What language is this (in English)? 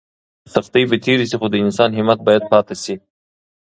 Pashto